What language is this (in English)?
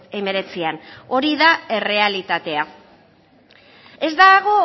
Basque